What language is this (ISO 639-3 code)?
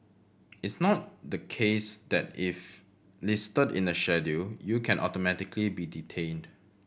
eng